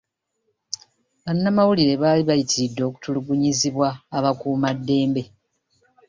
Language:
Ganda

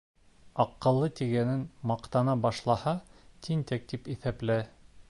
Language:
Bashkir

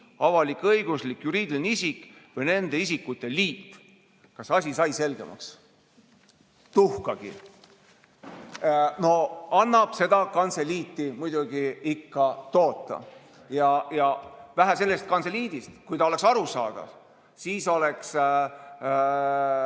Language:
Estonian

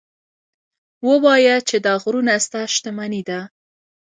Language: Pashto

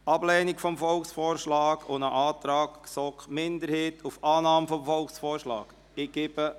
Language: Swiss German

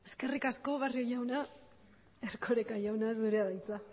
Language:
Basque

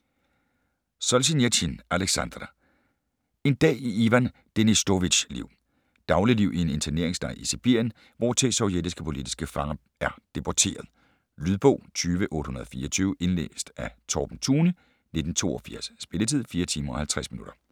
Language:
Danish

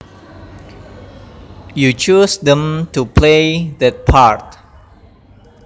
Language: Javanese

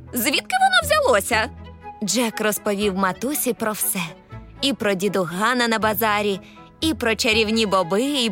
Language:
Ukrainian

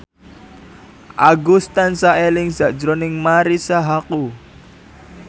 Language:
Javanese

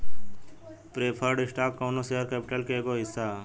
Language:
Bhojpuri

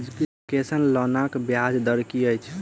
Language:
Maithili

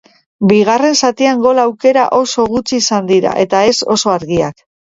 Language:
Basque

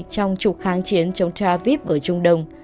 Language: Vietnamese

